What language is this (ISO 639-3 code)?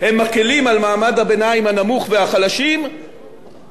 heb